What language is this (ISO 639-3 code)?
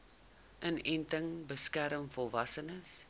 afr